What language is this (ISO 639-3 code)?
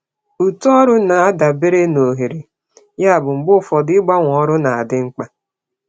ibo